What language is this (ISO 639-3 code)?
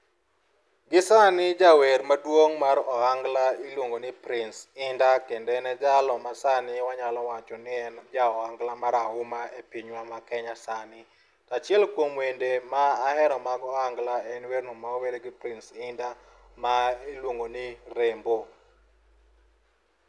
luo